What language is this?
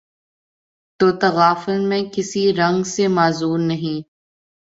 Urdu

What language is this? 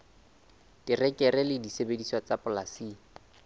Southern Sotho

